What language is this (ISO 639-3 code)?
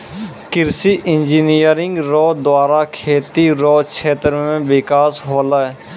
mai